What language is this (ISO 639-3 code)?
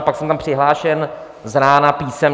ces